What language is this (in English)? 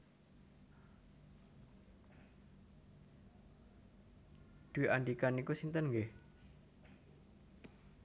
Javanese